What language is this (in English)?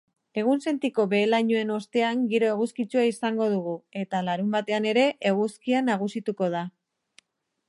Basque